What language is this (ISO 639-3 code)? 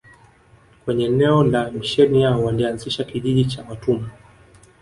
swa